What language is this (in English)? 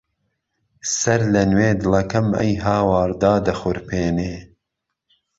Central Kurdish